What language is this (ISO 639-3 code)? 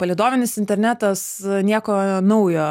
lit